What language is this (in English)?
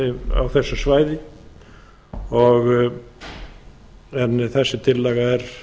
Icelandic